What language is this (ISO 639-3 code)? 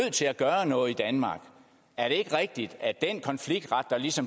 dan